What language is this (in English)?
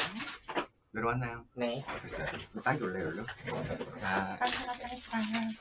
Korean